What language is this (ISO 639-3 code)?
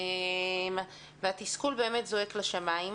heb